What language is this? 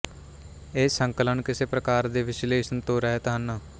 Punjabi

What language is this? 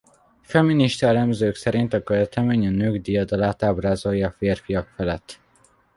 Hungarian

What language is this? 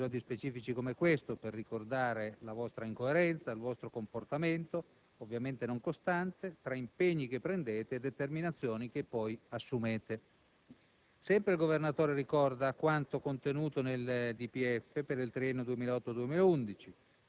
Italian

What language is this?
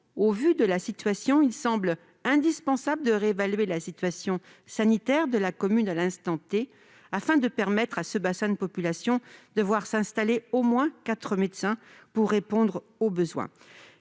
French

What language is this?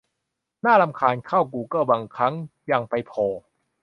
Thai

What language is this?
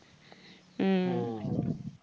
Assamese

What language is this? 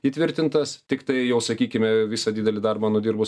Lithuanian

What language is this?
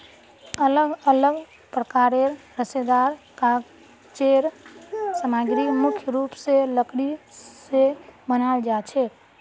Magahi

